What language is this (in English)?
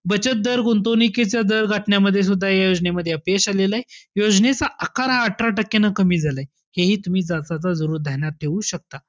Marathi